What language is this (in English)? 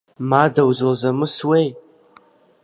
Abkhazian